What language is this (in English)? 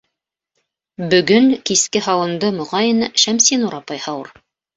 Bashkir